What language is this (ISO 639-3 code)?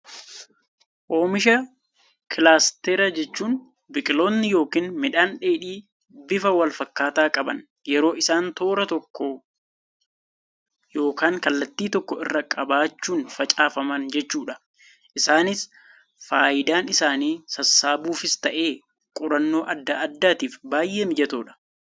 orm